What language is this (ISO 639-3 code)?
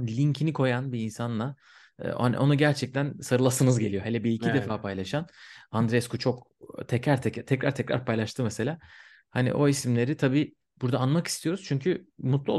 tur